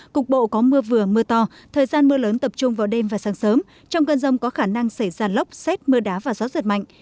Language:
Vietnamese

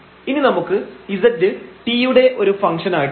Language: Malayalam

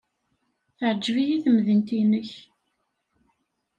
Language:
Kabyle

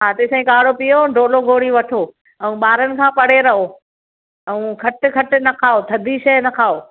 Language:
Sindhi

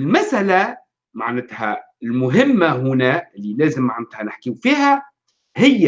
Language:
Arabic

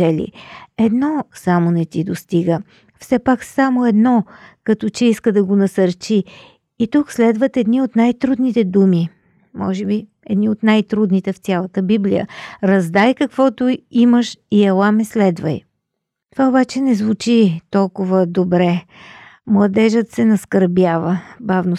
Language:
Bulgarian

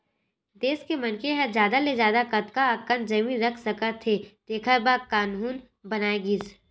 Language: Chhattisgarhi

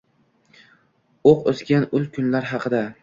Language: Uzbek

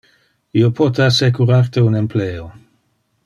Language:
Interlingua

